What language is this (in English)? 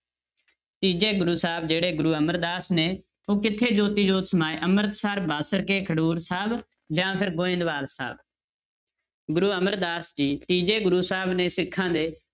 Punjabi